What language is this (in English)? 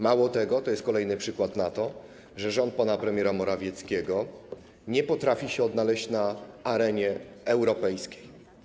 Polish